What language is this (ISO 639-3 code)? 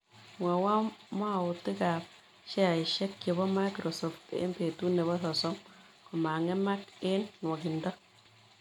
kln